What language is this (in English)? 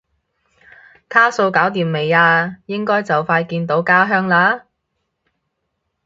Cantonese